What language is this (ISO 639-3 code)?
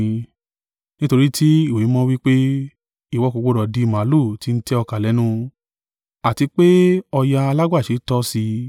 yor